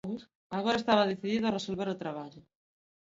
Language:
Galician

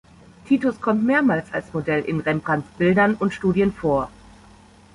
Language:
German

